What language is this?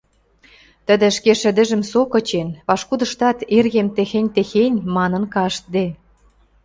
Western Mari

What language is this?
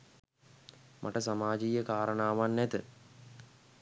Sinhala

